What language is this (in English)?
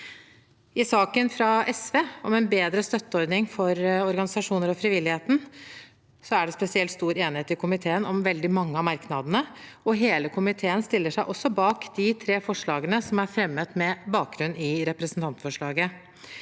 Norwegian